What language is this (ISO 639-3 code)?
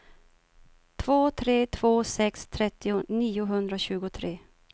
swe